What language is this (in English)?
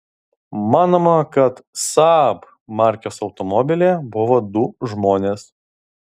Lithuanian